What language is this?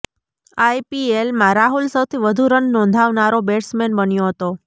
Gujarati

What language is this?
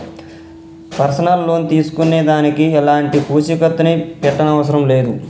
Telugu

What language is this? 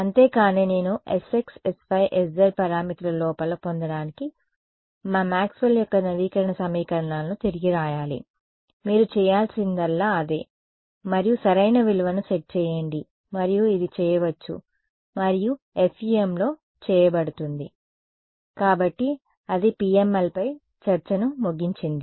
Telugu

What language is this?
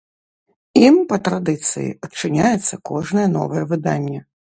Belarusian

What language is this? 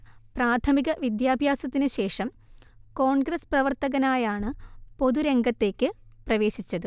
Malayalam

